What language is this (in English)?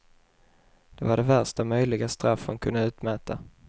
Swedish